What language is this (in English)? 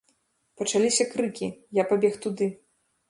Belarusian